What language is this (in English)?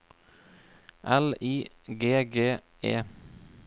Norwegian